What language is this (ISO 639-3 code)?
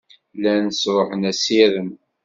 kab